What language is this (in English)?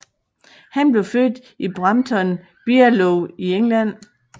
Danish